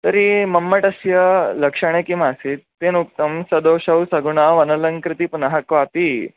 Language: Sanskrit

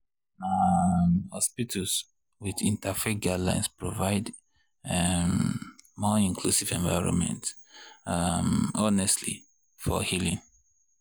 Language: Nigerian Pidgin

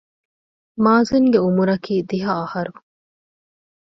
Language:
Divehi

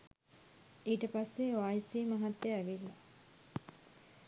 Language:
Sinhala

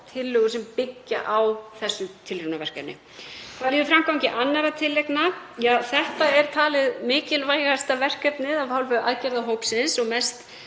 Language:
Icelandic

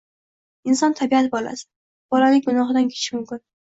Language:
Uzbek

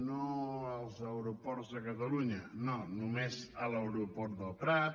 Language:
Catalan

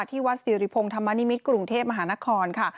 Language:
Thai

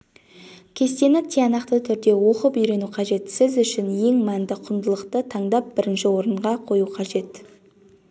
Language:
Kazakh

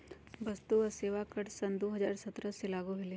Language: Magahi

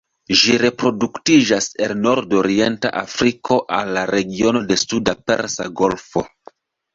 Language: Esperanto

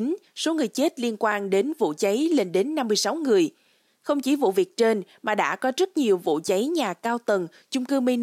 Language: Vietnamese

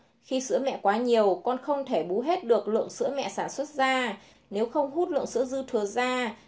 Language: Vietnamese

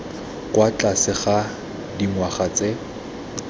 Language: Tswana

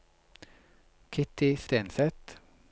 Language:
Norwegian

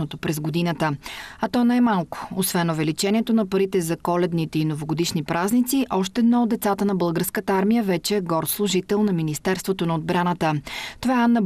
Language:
Bulgarian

